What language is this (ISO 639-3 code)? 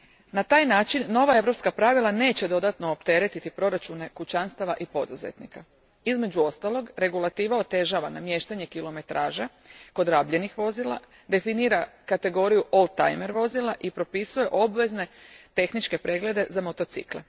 hrv